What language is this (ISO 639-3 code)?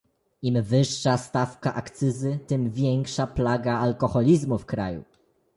pol